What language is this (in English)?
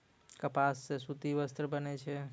Maithili